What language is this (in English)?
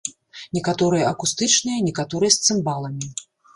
Belarusian